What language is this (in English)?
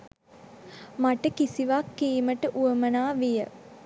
Sinhala